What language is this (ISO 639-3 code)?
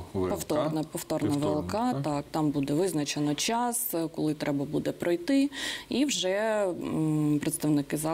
ukr